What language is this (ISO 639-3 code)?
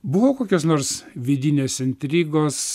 lit